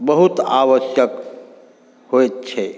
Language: Maithili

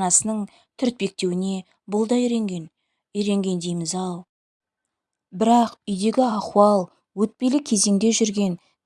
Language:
Turkish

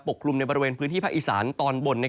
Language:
Thai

